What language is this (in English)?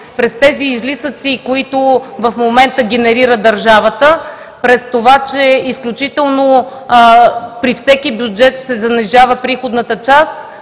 Bulgarian